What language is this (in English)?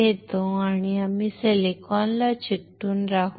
Marathi